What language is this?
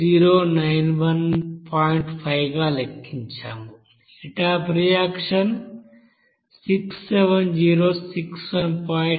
Telugu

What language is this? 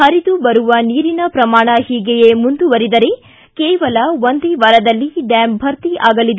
Kannada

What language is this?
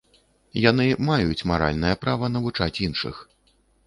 Belarusian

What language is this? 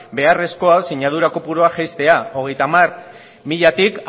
Basque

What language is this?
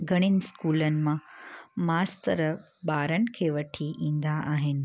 Sindhi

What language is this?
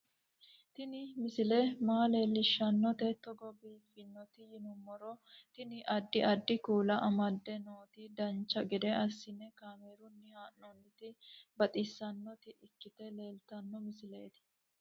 Sidamo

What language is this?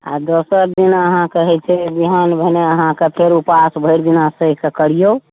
Maithili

